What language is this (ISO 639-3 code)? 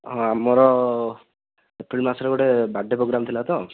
ori